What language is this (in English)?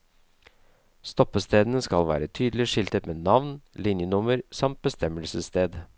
Norwegian